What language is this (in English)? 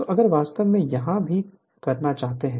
Hindi